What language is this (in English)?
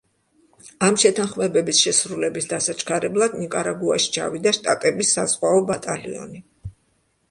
Georgian